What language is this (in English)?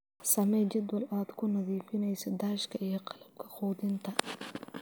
Somali